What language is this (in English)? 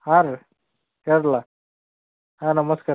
Kannada